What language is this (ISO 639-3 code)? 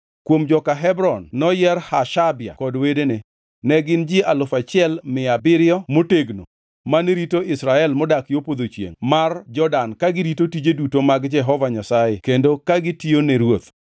luo